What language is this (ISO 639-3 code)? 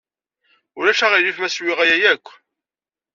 kab